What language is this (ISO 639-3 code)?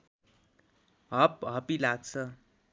nep